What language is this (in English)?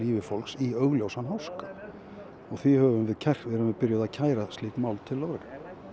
Icelandic